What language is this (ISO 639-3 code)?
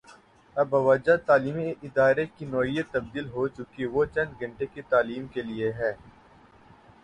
urd